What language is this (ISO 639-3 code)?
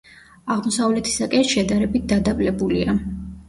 kat